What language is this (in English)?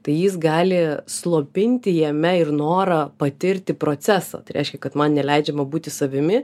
Lithuanian